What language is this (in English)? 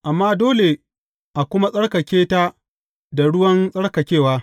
Hausa